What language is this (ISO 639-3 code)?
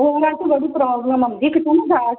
pan